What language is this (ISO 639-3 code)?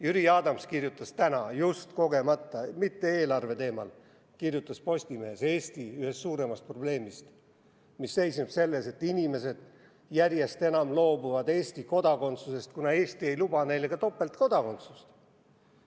est